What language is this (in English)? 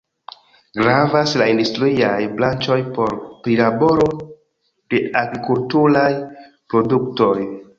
Esperanto